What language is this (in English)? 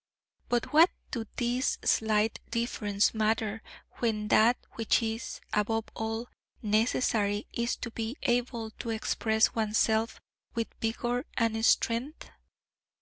English